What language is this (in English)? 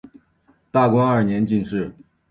Chinese